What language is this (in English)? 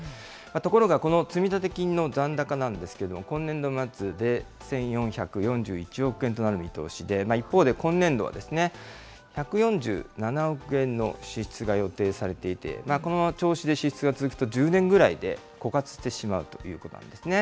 Japanese